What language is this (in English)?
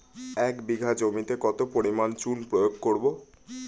Bangla